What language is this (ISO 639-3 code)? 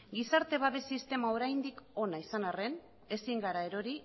eus